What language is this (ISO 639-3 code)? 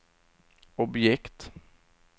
swe